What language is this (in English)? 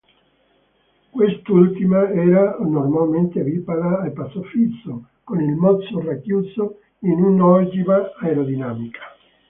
Italian